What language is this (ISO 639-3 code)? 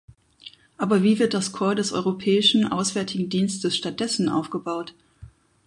deu